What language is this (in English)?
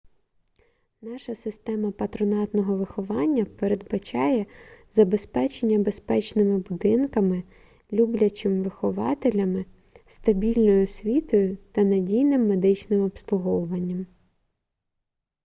Ukrainian